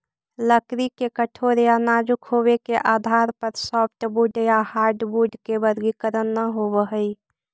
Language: Magahi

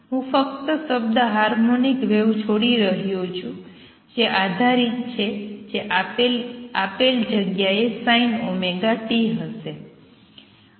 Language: Gujarati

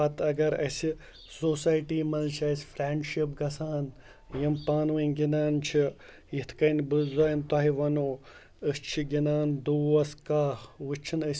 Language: Kashmiri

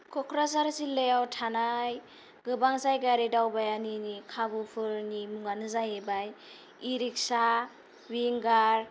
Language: Bodo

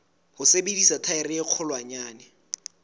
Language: Southern Sotho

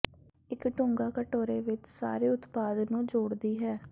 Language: Punjabi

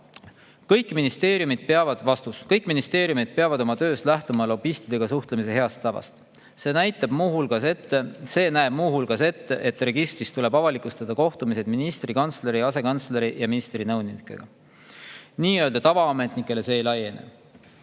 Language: Estonian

